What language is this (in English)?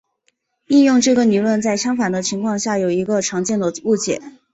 Chinese